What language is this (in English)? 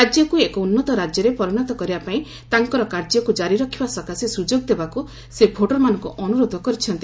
Odia